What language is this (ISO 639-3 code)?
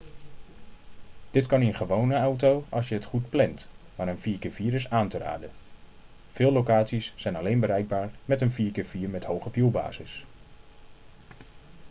nld